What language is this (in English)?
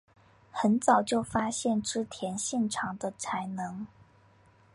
Chinese